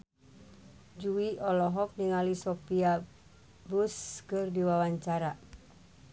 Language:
Sundanese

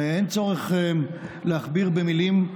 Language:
Hebrew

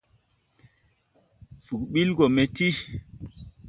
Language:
Tupuri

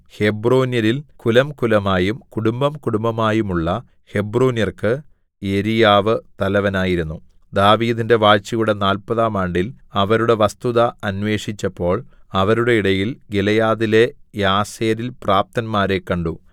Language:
Malayalam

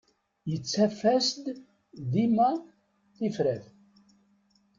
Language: Kabyle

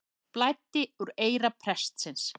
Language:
Icelandic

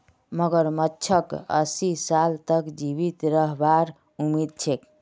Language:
Magahi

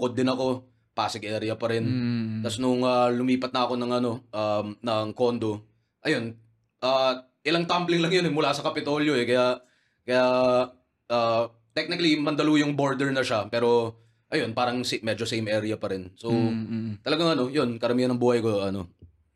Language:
Filipino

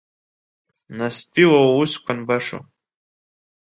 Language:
Abkhazian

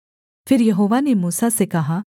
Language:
Hindi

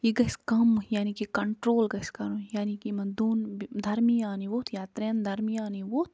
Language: Kashmiri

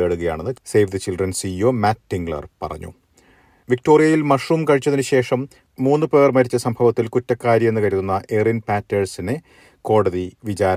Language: Malayalam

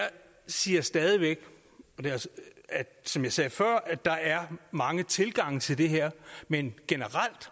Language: Danish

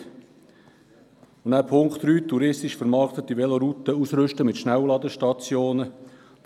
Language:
Swiss German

